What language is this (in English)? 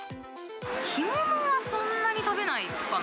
Japanese